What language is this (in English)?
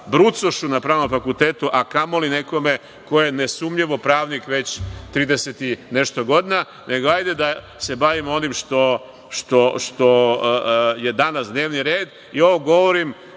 Serbian